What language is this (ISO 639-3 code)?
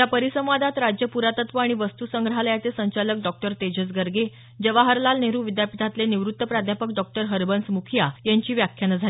mar